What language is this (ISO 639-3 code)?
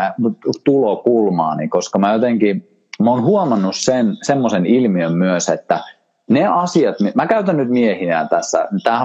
fin